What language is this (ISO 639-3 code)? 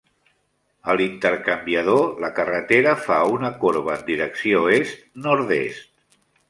cat